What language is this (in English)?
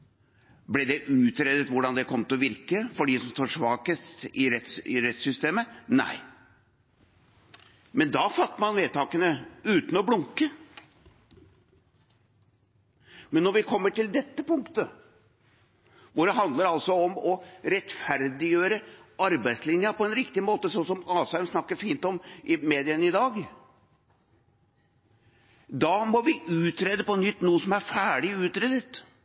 Norwegian Bokmål